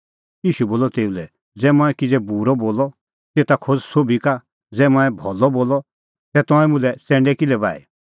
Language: Kullu Pahari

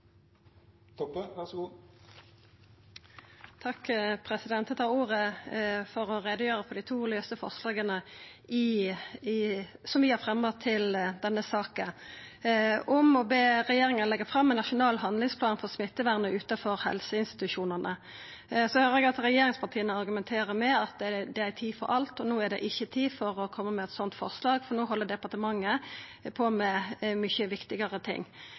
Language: Norwegian Nynorsk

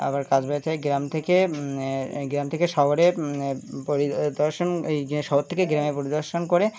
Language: Bangla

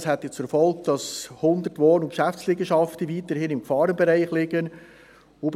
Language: Swiss German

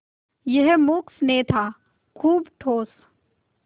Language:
Hindi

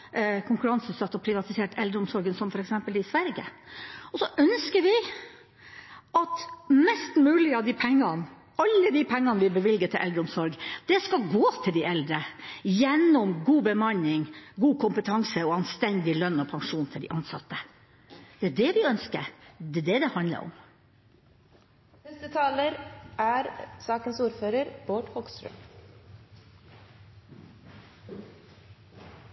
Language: Norwegian Bokmål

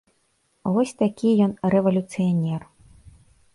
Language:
Belarusian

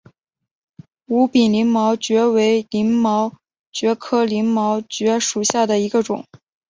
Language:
Chinese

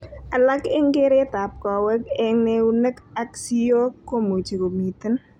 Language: Kalenjin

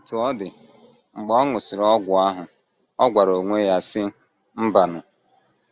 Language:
Igbo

